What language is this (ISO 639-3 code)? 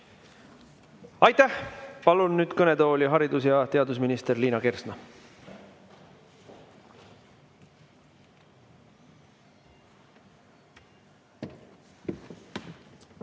est